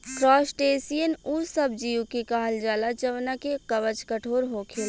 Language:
Bhojpuri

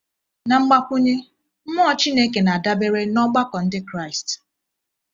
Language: Igbo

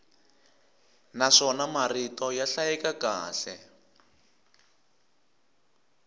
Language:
Tsonga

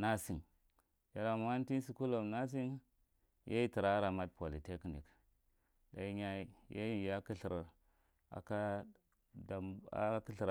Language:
Marghi Central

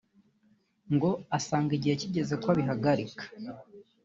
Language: Kinyarwanda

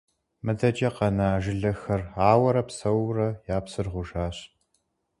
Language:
Kabardian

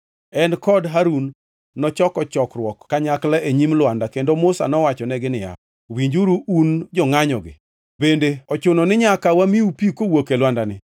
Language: Luo (Kenya and Tanzania)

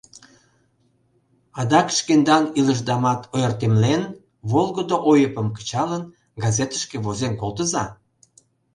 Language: Mari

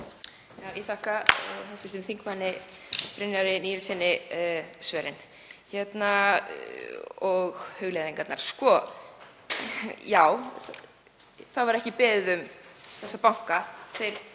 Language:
Icelandic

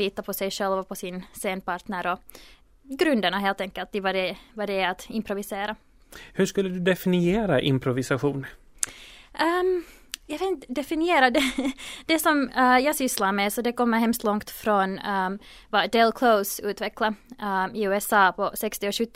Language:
Swedish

